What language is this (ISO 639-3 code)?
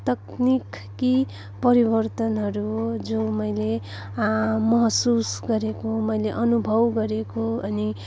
nep